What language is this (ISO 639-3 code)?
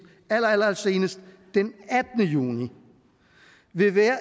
dan